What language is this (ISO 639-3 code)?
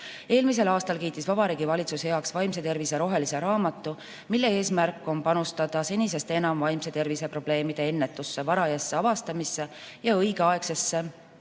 est